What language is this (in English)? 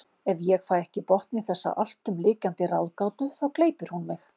Icelandic